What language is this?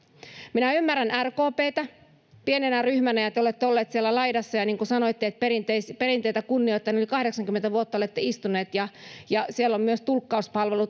Finnish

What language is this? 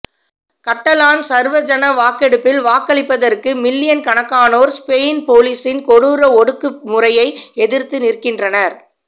Tamil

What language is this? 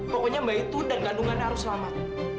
Indonesian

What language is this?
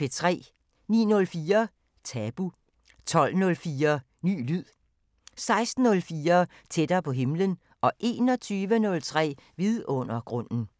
Danish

